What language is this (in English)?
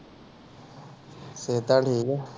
Punjabi